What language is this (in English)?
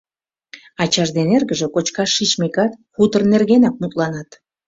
Mari